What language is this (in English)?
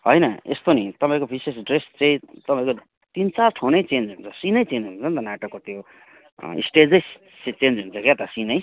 Nepali